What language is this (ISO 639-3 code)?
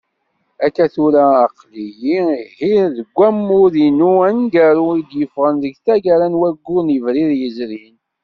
kab